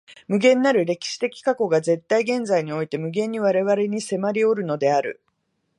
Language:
Japanese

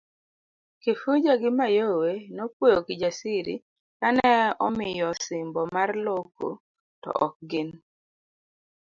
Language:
Luo (Kenya and Tanzania)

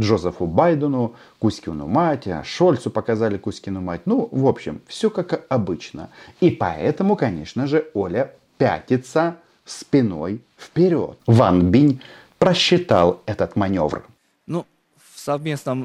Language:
Russian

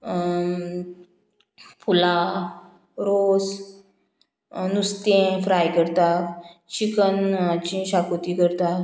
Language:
Konkani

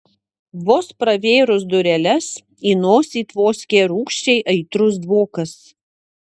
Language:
Lithuanian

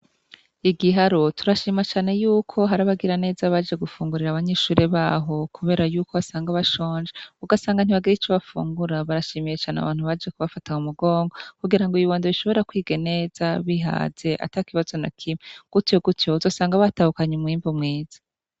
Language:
Rundi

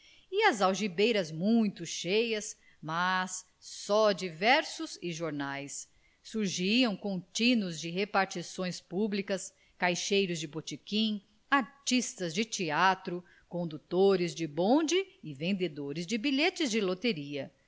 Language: Portuguese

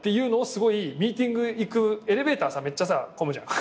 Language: Japanese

